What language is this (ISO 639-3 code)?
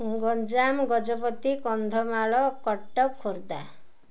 ori